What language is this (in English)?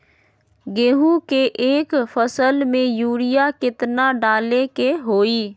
Magahi